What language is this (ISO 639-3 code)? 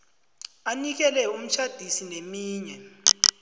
nbl